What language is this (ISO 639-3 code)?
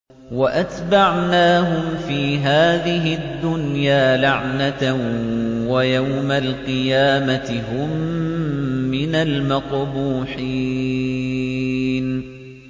ara